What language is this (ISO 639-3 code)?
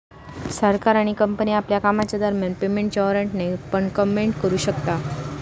mar